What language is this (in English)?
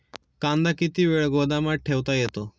Marathi